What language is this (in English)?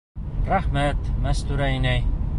Bashkir